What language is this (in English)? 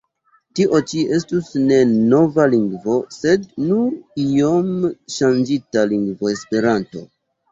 Esperanto